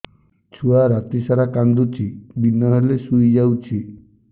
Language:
Odia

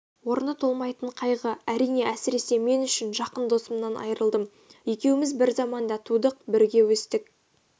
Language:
Kazakh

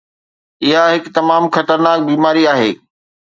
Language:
Sindhi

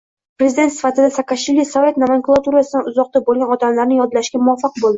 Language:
Uzbek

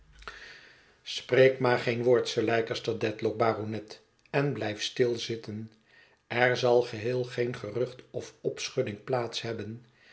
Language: Dutch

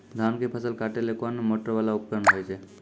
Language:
Maithili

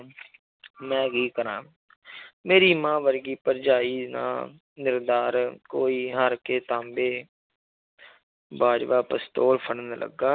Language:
Punjabi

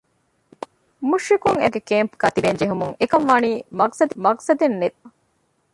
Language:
Divehi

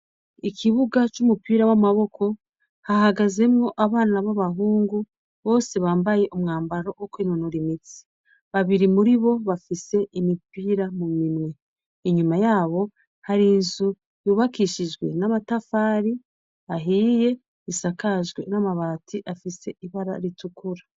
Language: Rundi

